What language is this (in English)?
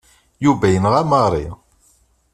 Kabyle